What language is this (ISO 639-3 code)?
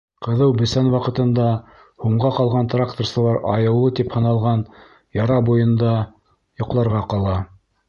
bak